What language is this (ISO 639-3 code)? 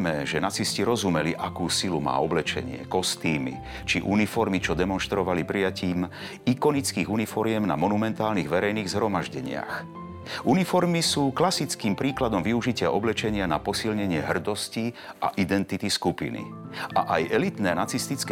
slk